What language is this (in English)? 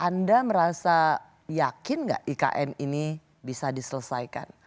Indonesian